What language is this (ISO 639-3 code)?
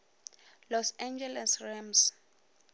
nso